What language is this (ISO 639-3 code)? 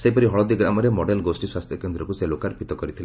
ori